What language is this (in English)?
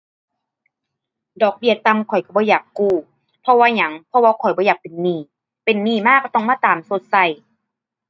Thai